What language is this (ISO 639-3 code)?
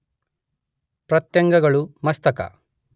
kan